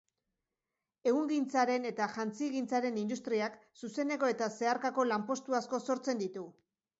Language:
Basque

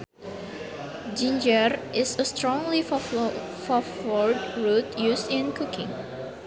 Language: Sundanese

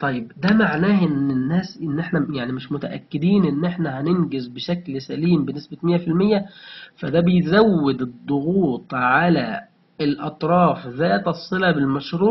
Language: Arabic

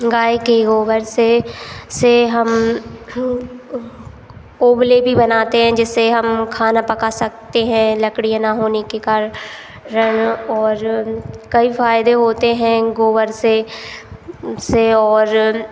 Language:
Hindi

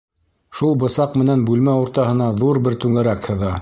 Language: Bashkir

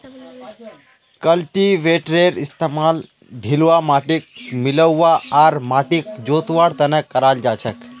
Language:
Magahi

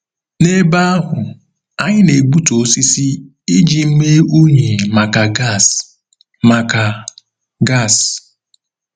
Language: Igbo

